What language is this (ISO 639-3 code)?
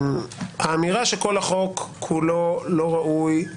heb